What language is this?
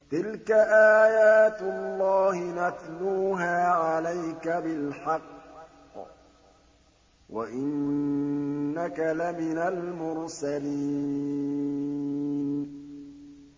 Arabic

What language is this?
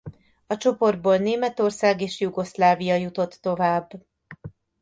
Hungarian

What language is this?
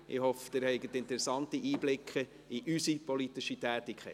Swiss German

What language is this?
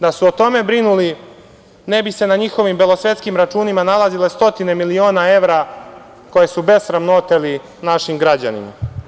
Serbian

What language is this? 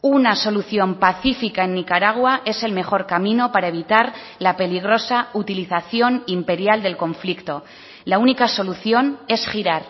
Spanish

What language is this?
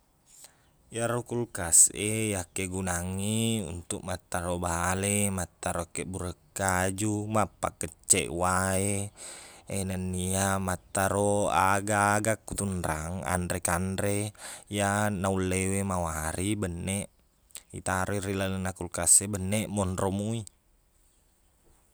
Buginese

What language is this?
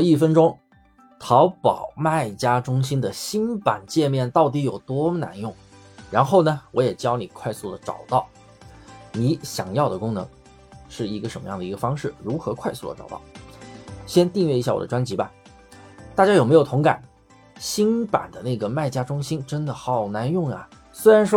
Chinese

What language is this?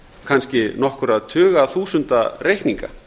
Icelandic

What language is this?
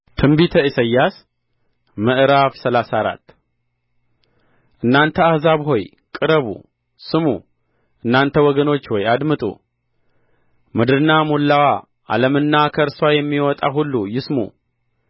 Amharic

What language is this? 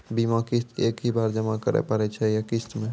Maithili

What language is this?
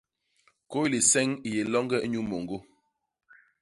Basaa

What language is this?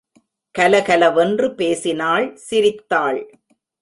Tamil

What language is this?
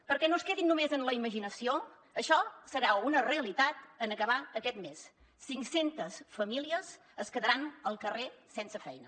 Catalan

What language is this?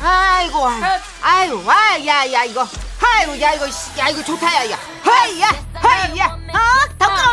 Korean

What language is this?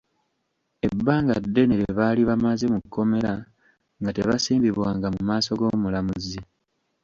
Ganda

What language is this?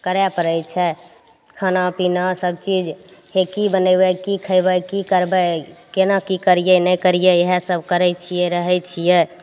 Maithili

